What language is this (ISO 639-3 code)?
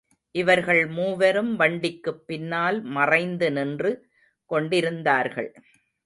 tam